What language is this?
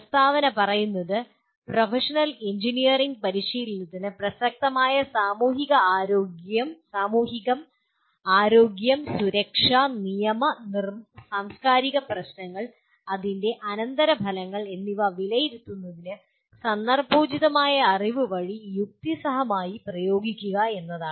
Malayalam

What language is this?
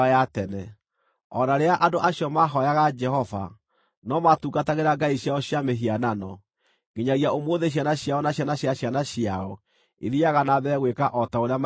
Kikuyu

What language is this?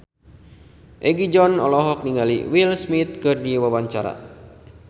Sundanese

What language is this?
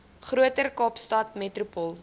Afrikaans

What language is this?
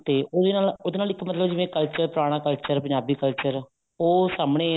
Punjabi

